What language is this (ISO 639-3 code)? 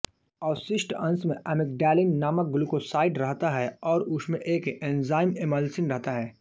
hin